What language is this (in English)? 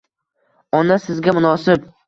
Uzbek